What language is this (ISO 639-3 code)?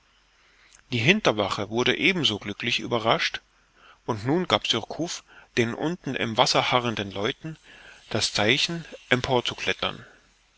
deu